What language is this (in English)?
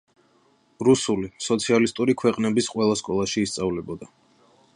Georgian